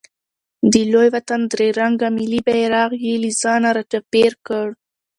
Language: Pashto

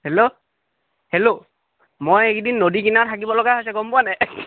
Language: Assamese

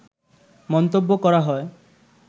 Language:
Bangla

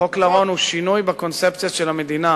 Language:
Hebrew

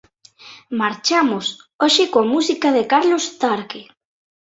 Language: Galician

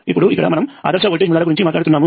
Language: Telugu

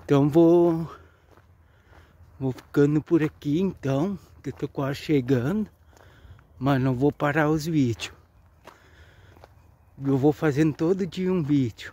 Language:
Portuguese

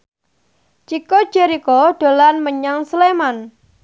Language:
Javanese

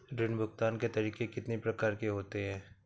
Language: Hindi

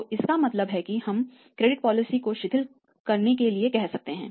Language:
Hindi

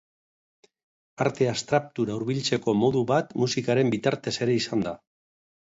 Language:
Basque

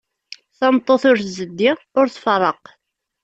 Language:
Kabyle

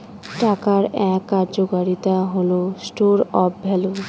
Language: Bangla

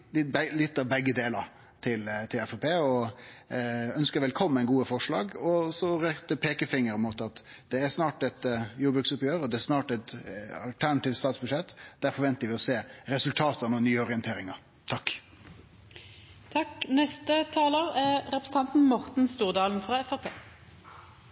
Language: Norwegian Nynorsk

